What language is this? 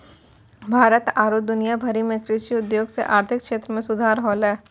Maithili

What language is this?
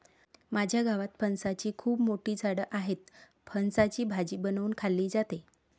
Marathi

